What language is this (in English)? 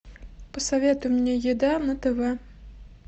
Russian